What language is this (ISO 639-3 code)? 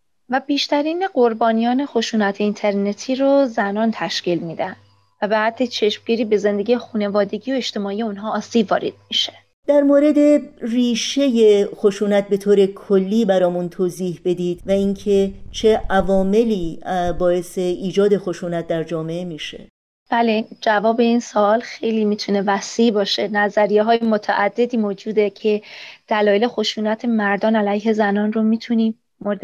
fas